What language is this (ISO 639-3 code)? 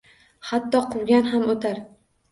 uzb